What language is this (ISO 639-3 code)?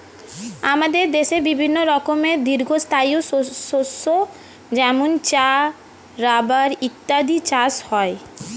ben